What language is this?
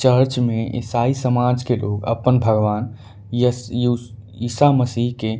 Angika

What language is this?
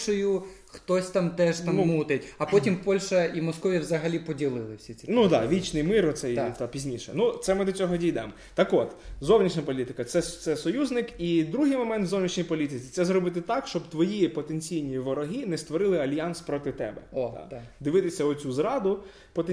Ukrainian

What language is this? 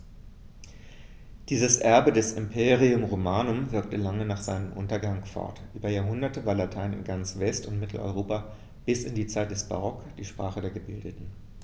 German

